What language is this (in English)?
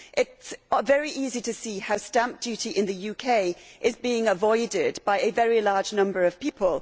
English